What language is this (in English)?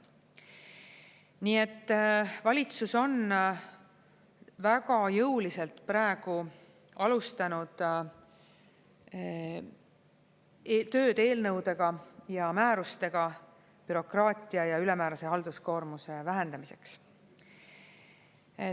Estonian